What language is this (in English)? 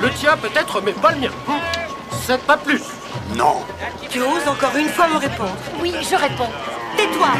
French